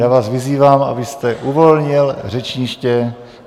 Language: Czech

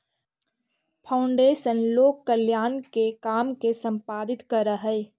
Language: Magahi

